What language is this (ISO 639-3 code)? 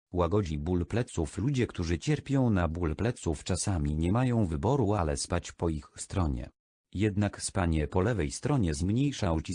pol